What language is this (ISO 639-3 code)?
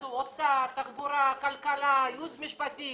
heb